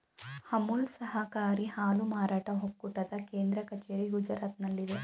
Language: Kannada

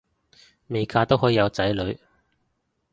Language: Cantonese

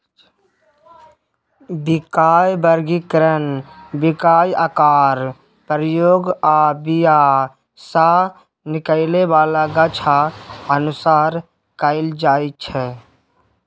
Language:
Maithili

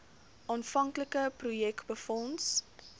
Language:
Afrikaans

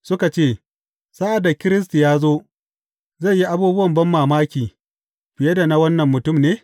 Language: Hausa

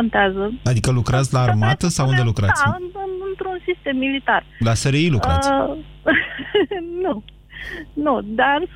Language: Romanian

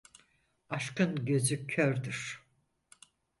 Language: Turkish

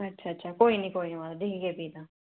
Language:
Dogri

